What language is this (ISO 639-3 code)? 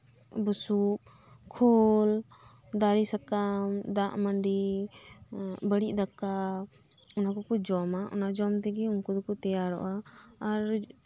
sat